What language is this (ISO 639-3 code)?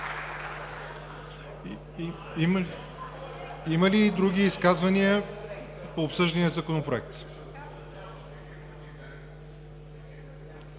bul